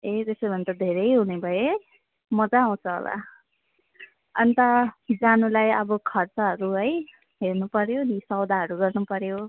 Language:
Nepali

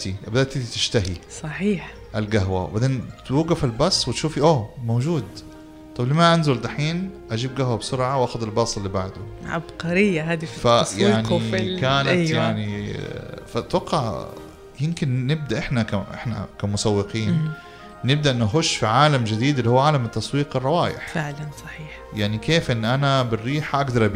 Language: Arabic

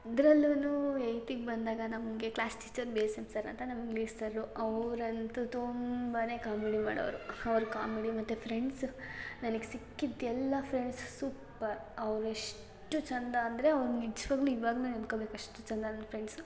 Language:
Kannada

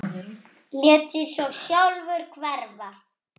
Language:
Icelandic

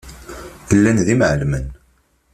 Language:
Kabyle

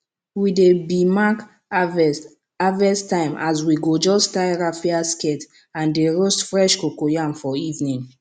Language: Nigerian Pidgin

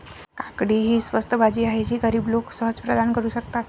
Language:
Marathi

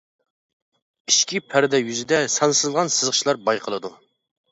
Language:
Uyghur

